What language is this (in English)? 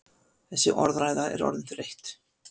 Icelandic